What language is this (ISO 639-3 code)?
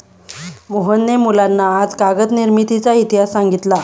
mar